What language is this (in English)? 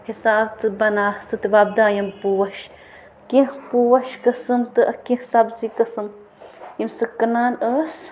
Kashmiri